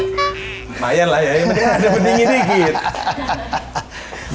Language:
Indonesian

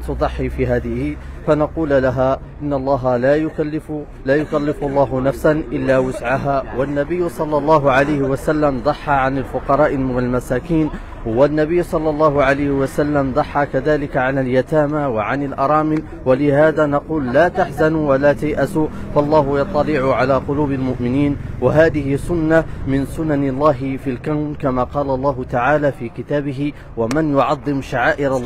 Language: Arabic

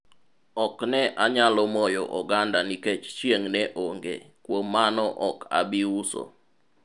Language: Luo (Kenya and Tanzania)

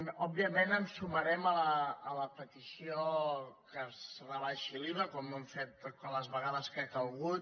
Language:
Catalan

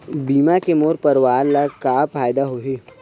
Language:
Chhattisgarhi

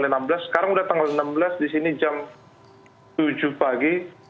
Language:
Indonesian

